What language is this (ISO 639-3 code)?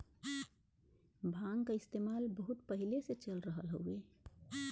bho